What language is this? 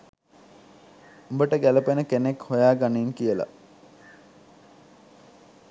Sinhala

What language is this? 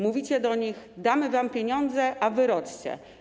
Polish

